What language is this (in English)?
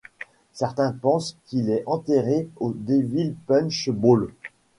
French